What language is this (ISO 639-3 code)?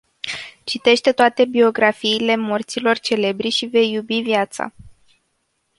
ron